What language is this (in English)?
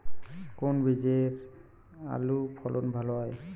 Bangla